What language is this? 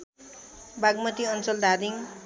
Nepali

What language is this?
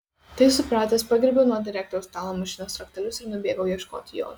Lithuanian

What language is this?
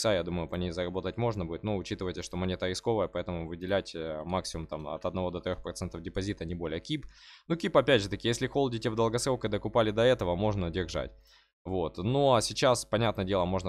Russian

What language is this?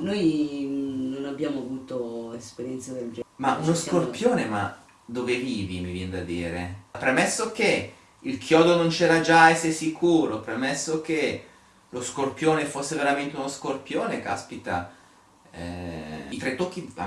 Italian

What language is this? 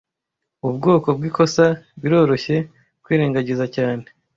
Kinyarwanda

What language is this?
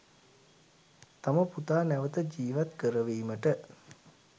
Sinhala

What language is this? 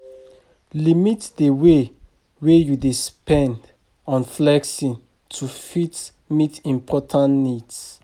Nigerian Pidgin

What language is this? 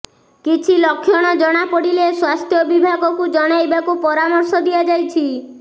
Odia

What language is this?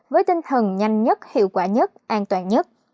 Vietnamese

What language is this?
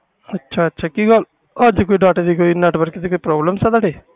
Punjabi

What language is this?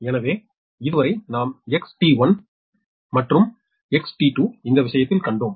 Tamil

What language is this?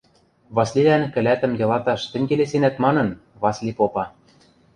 Western Mari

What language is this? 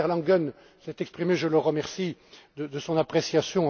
French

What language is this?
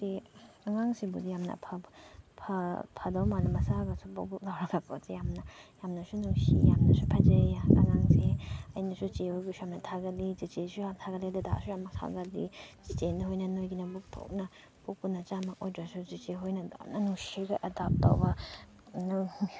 Manipuri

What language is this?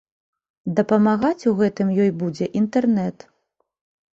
Belarusian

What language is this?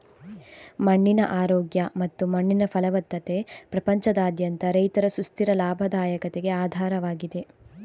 Kannada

